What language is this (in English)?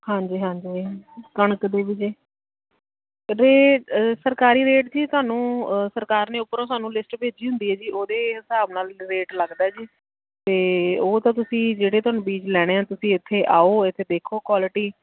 Punjabi